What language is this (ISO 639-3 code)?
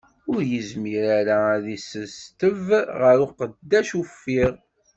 kab